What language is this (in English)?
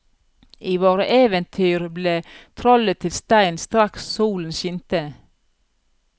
Norwegian